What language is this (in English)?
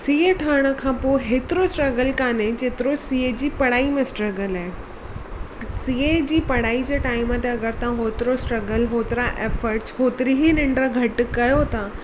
Sindhi